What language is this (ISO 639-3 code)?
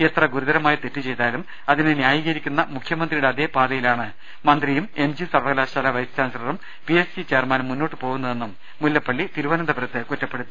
mal